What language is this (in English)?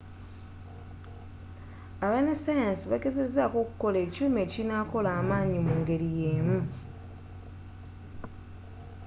Ganda